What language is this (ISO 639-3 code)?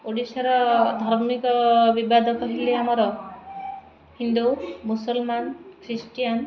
ori